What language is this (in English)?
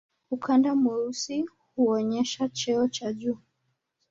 Swahili